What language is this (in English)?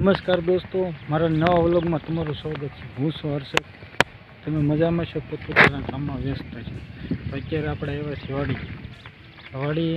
Gujarati